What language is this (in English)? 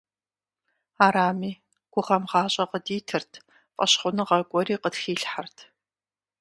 Kabardian